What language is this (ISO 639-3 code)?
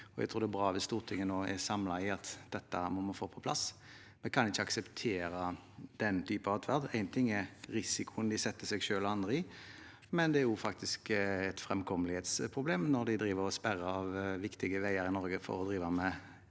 nor